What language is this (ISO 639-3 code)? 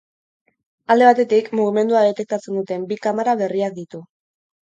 eus